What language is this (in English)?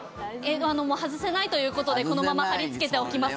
Japanese